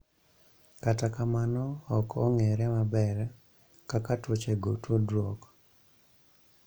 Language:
Luo (Kenya and Tanzania)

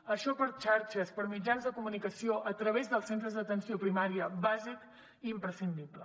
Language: Catalan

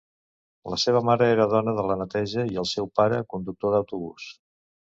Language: Catalan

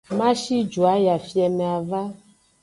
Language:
Aja (Benin)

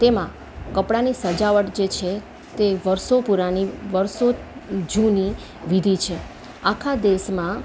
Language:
Gujarati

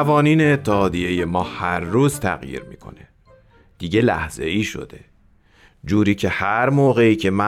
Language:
Persian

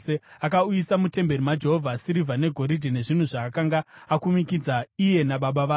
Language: Shona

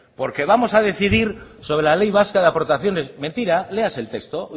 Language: Spanish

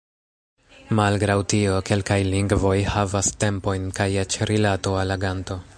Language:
Esperanto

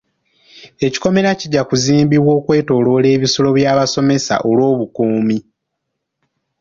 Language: Ganda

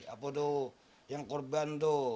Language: Indonesian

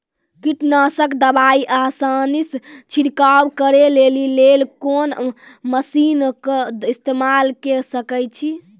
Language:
Maithili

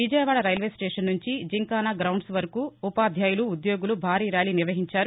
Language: Telugu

